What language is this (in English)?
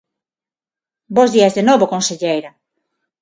Galician